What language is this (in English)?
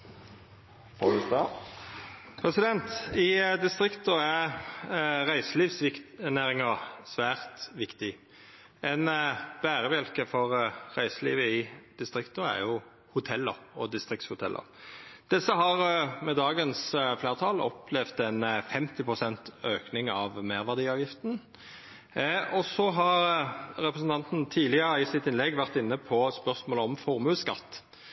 Norwegian